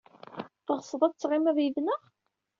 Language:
Kabyle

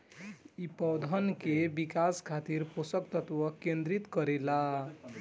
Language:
Bhojpuri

